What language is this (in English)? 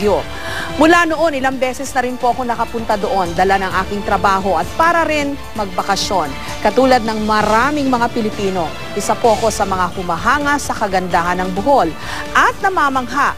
Filipino